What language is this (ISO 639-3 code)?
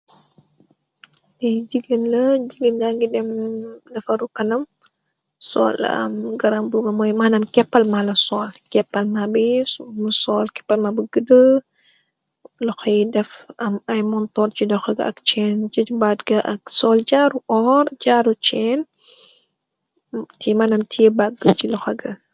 wol